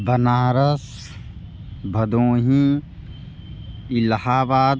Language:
Hindi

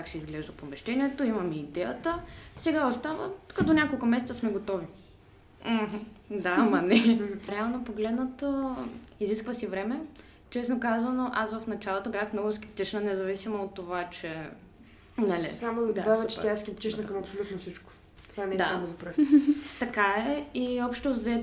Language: Bulgarian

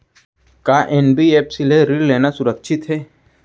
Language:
Chhattisgarhi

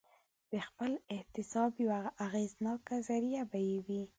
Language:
Pashto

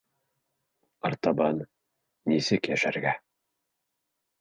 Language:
Bashkir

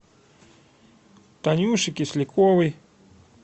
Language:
Russian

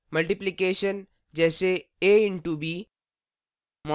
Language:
Hindi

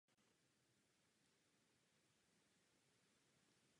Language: Czech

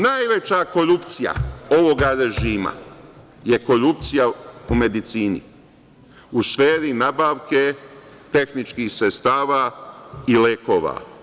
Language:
Serbian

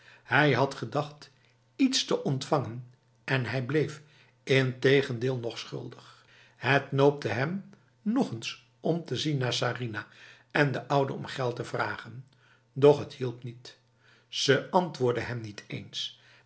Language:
Dutch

